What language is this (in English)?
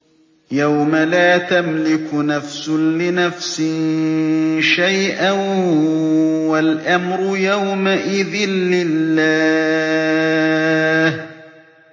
Arabic